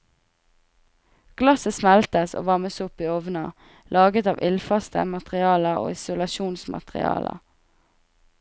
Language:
Norwegian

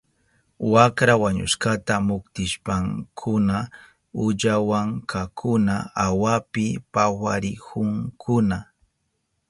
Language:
Southern Pastaza Quechua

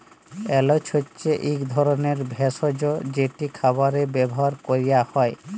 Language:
Bangla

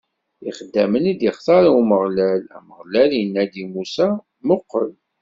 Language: Kabyle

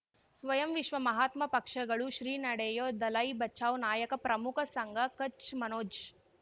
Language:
Kannada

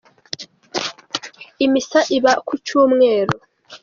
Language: Kinyarwanda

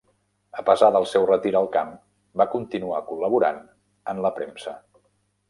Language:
Catalan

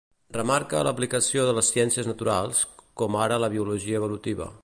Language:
Catalan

